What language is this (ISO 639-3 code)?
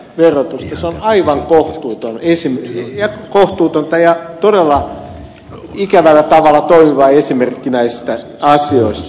fin